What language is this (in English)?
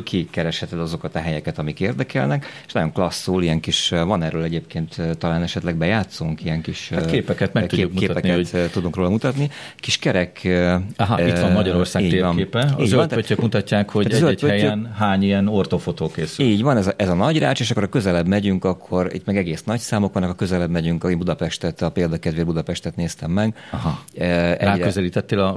Hungarian